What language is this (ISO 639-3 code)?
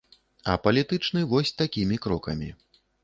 bel